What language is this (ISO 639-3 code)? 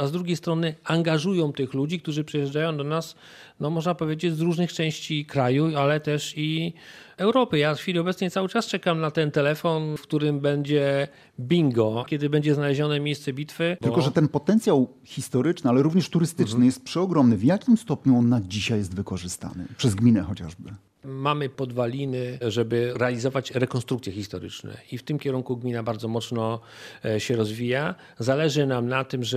pol